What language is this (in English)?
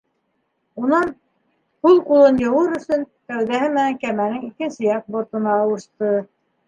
Bashkir